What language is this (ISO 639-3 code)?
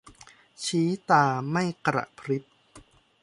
tha